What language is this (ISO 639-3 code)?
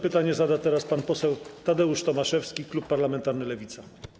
pol